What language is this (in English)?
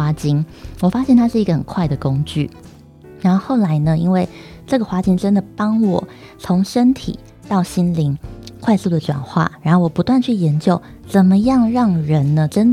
Chinese